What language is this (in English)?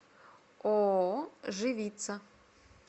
Russian